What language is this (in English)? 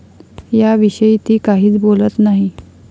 Marathi